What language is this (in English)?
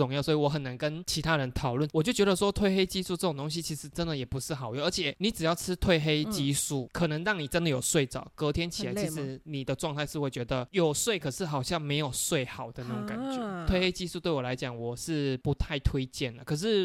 Chinese